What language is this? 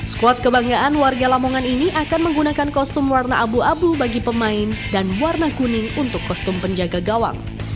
Indonesian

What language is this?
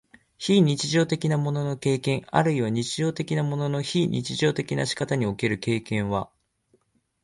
Japanese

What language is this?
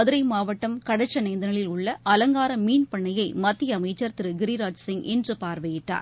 Tamil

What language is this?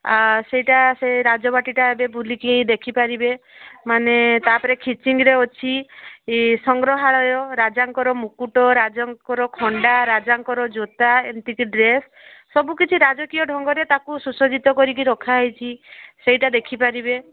Odia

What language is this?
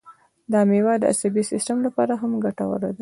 Pashto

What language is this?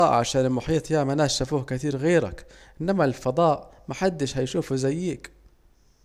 Saidi Arabic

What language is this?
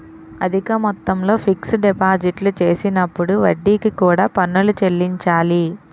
Telugu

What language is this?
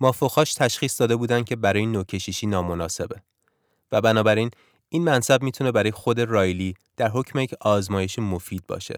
Persian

